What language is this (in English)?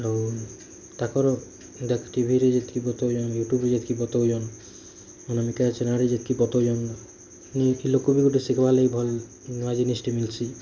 Odia